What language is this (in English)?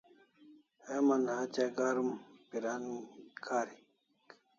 Kalasha